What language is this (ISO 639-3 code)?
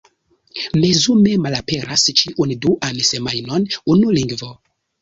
epo